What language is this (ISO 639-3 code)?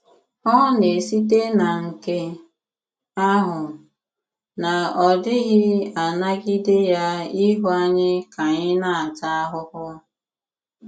ibo